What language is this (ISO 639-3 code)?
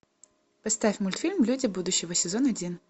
rus